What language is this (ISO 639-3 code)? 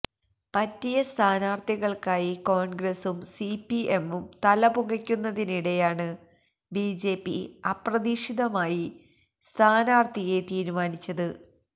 mal